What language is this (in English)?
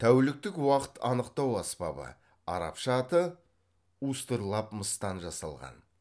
Kazakh